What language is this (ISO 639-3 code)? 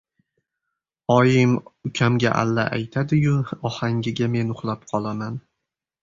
uzb